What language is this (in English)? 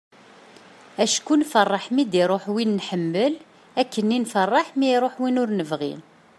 Kabyle